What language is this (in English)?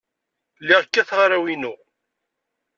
Kabyle